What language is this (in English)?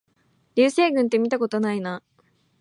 Japanese